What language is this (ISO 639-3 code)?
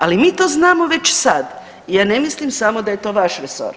hrv